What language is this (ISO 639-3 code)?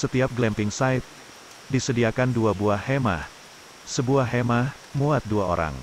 ind